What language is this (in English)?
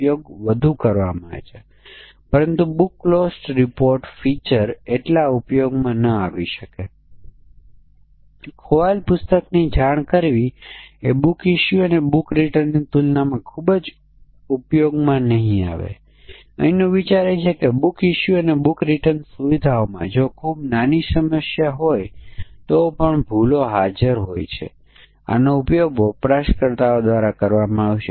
Gujarati